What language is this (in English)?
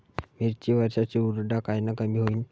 Marathi